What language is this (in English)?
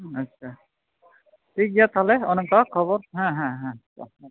Santali